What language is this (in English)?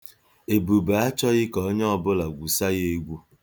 Igbo